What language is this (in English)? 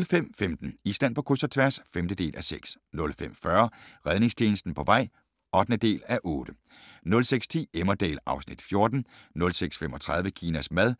Danish